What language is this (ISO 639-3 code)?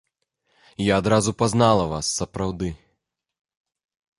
bel